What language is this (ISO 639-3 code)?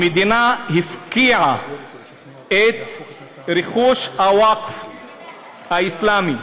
heb